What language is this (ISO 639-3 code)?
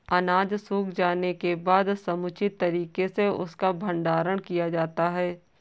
hin